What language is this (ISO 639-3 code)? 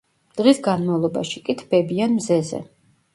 kat